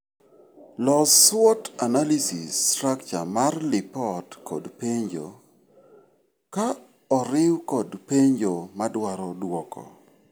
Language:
Luo (Kenya and Tanzania)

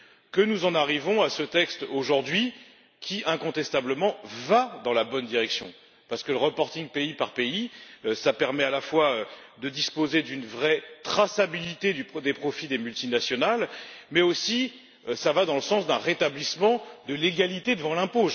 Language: French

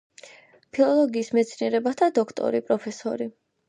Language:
Georgian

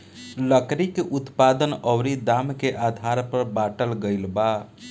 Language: Bhojpuri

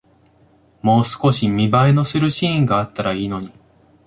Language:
Japanese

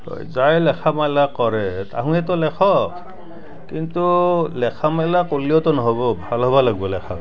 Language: Assamese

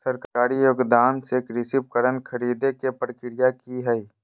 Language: Magahi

